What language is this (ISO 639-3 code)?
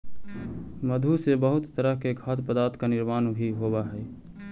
mag